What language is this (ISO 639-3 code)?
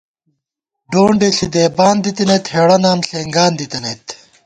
gwt